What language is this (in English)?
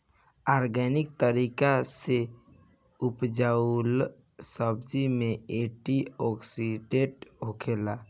Bhojpuri